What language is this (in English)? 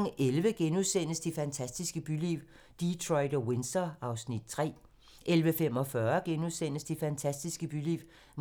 Danish